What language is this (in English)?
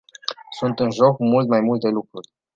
Romanian